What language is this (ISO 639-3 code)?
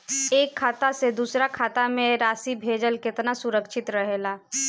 bho